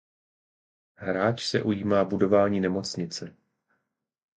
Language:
Czech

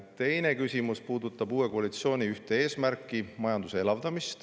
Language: Estonian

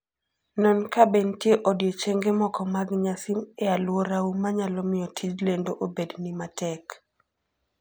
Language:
Luo (Kenya and Tanzania)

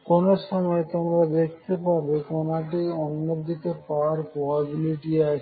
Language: Bangla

